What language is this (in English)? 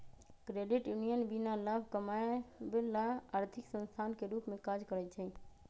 Magahi